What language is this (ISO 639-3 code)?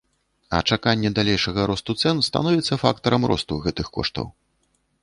bel